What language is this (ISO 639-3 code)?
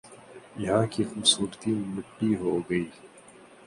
urd